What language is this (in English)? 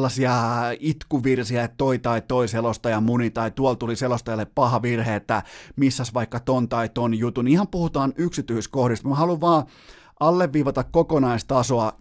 Finnish